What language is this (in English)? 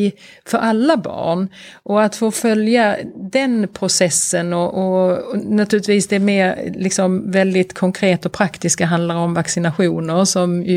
Swedish